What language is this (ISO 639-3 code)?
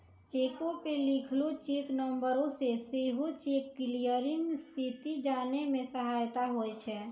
mai